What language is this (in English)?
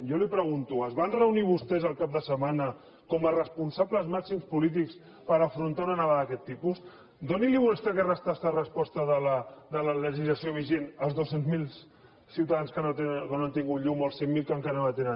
Catalan